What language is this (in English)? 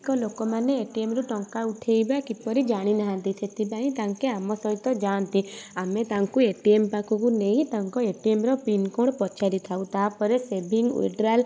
Odia